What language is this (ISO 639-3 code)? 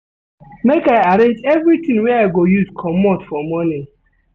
pcm